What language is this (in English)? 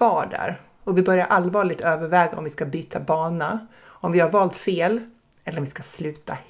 Swedish